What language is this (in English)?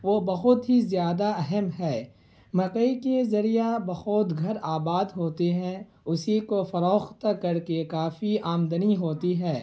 Urdu